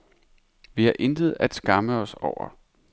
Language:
Danish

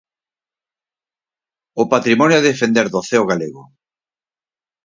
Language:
Galician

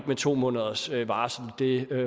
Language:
Danish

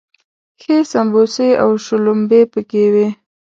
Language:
Pashto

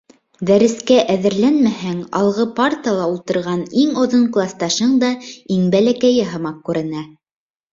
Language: Bashkir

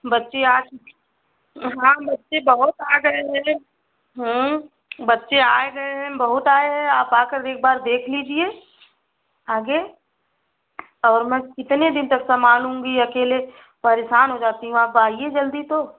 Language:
Hindi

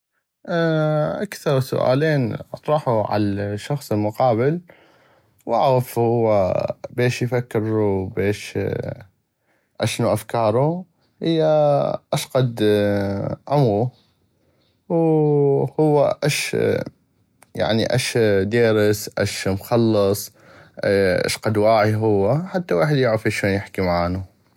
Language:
North Mesopotamian Arabic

